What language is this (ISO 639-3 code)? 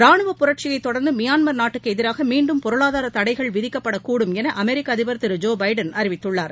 tam